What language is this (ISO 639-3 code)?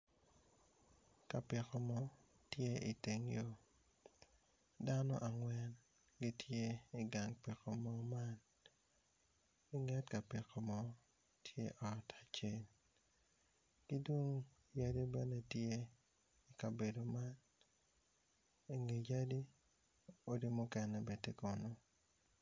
ach